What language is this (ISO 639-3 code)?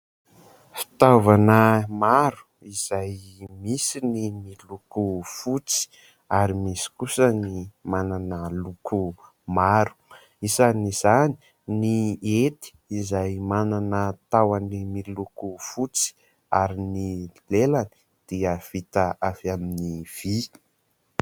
mlg